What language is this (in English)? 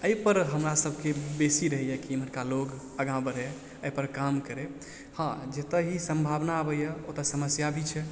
Maithili